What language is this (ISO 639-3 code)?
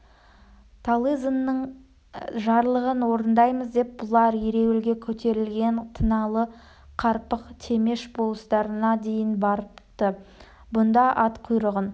kaz